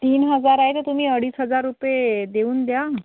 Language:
Marathi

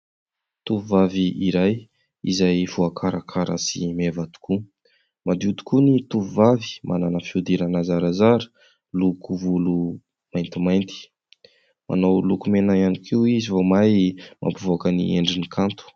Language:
Malagasy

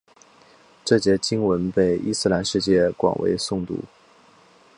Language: Chinese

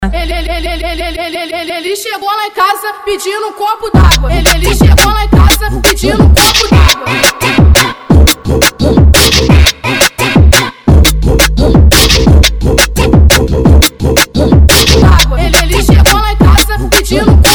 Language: Portuguese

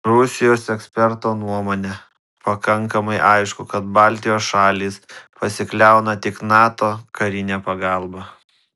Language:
Lithuanian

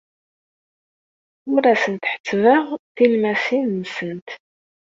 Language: Kabyle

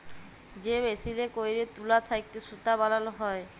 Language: Bangla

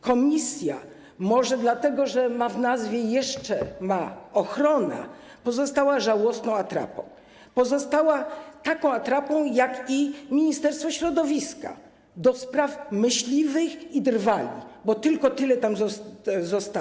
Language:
Polish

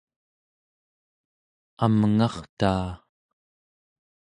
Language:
Central Yupik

